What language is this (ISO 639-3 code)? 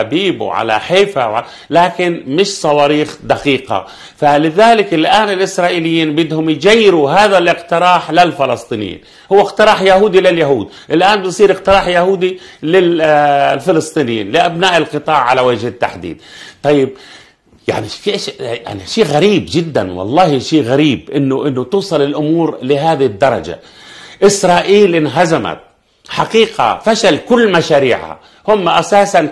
ara